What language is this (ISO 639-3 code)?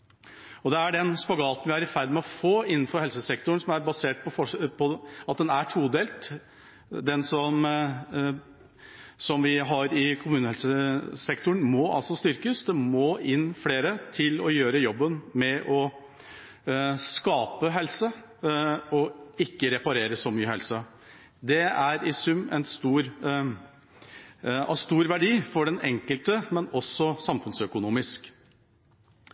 nob